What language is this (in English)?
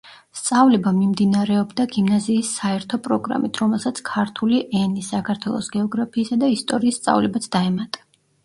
Georgian